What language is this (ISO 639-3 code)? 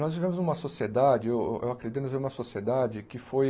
por